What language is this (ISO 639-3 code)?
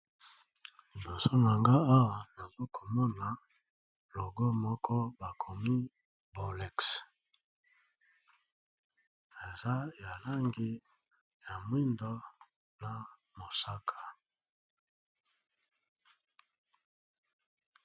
lin